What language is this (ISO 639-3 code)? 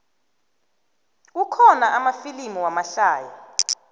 nbl